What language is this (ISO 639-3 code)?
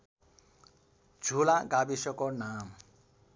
nep